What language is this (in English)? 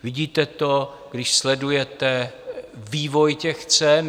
Czech